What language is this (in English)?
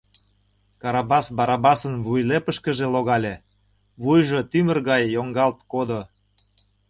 Mari